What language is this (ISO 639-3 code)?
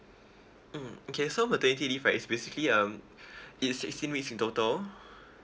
eng